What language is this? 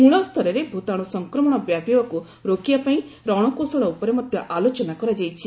Odia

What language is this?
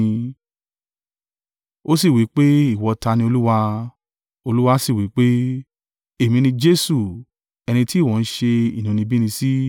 Yoruba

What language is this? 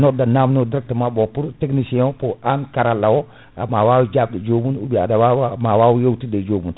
Fula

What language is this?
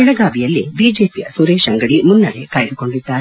Kannada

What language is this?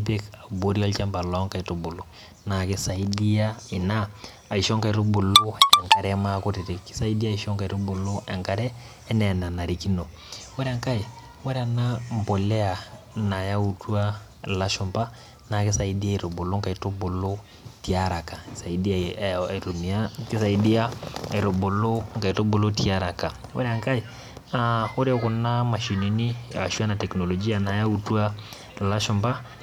Masai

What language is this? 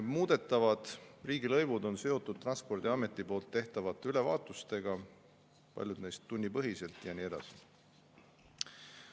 Estonian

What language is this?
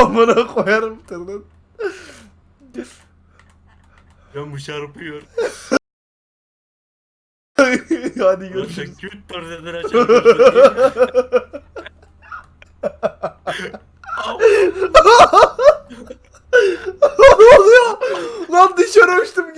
Turkish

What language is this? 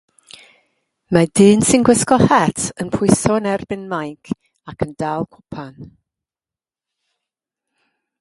Welsh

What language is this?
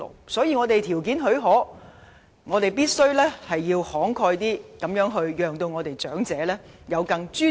Cantonese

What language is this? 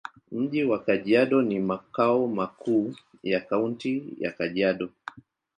Swahili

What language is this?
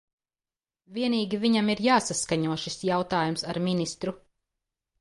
Latvian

